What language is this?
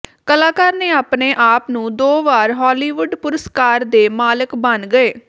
Punjabi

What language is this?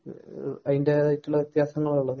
Malayalam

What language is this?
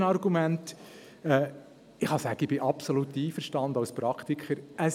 Swiss German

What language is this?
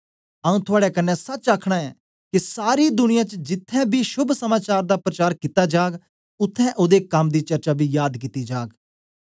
Dogri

